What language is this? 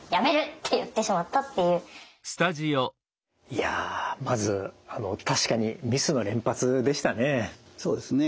Japanese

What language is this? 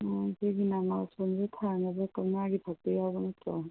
Manipuri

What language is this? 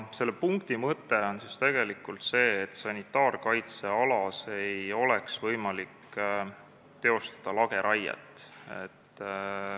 Estonian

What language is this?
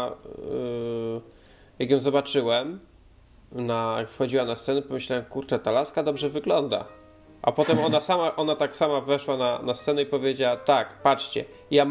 Polish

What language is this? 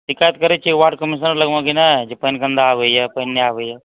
Maithili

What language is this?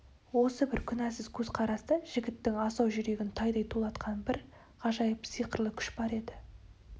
Kazakh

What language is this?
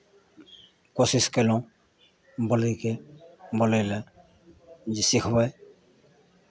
Maithili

